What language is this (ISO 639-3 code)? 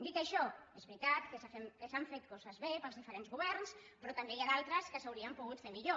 cat